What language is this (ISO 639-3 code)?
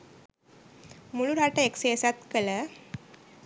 sin